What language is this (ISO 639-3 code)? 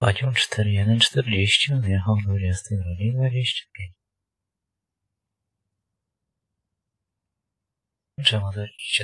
pol